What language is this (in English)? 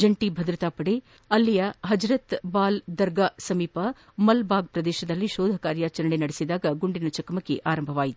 Kannada